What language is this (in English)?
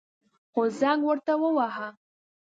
Pashto